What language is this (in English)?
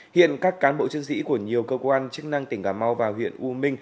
Vietnamese